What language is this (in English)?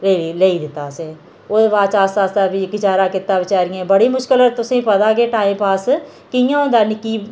Dogri